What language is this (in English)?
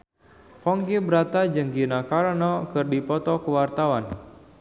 Sundanese